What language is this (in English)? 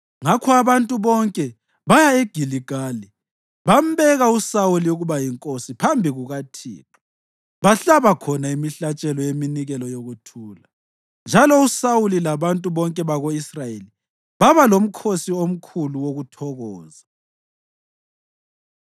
North Ndebele